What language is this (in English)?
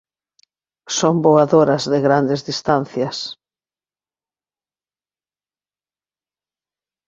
Galician